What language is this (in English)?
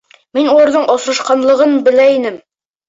Bashkir